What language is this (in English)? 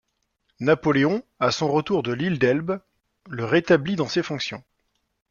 French